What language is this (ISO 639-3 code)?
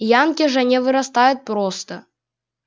rus